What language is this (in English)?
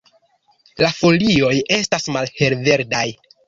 Esperanto